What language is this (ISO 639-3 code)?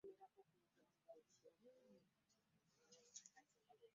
lug